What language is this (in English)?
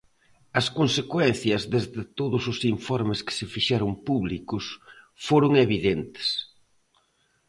Galician